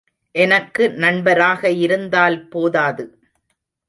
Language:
Tamil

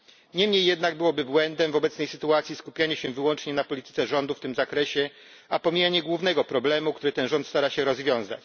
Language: Polish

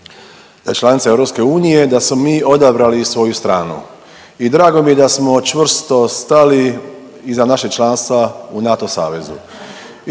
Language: Croatian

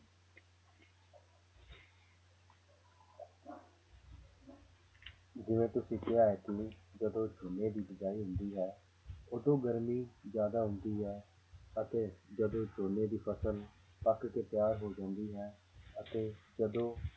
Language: Punjabi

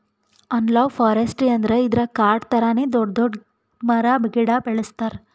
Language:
Kannada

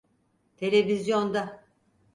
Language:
Turkish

